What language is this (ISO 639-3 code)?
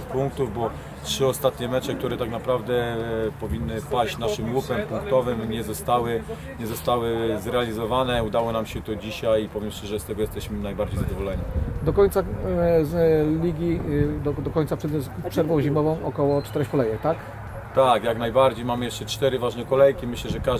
pol